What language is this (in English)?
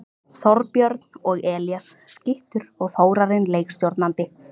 Icelandic